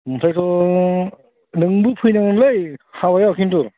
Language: Bodo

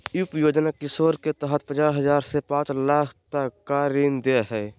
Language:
Magahi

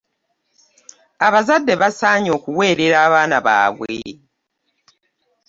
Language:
Ganda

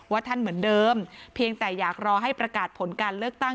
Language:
Thai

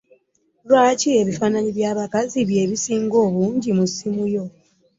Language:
Ganda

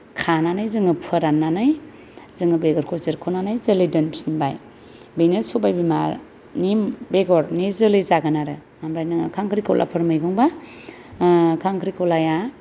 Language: Bodo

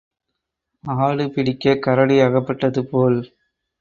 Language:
Tamil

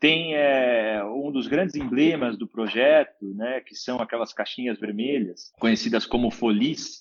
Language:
Portuguese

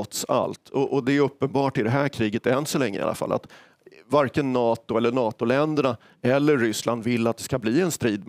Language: Swedish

